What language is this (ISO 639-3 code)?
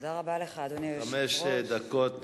heb